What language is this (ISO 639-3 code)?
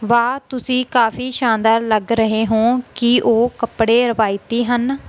pan